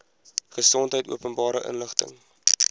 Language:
Afrikaans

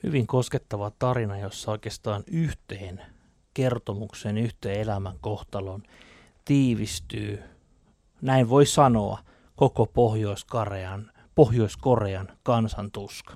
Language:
Finnish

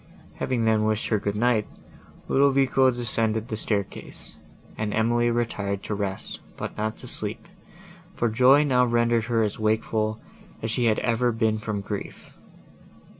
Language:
English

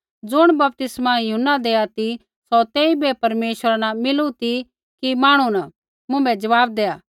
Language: Kullu Pahari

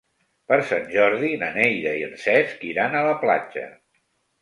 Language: Catalan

